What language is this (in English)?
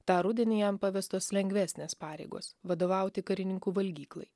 Lithuanian